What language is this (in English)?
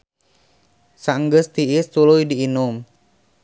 Sundanese